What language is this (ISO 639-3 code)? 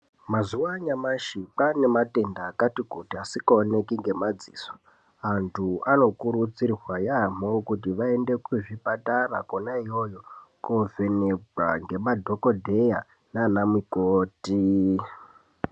ndc